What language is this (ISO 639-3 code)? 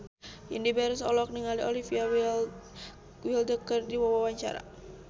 sun